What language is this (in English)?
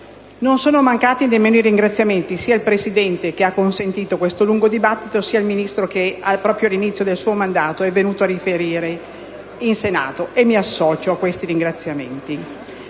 Italian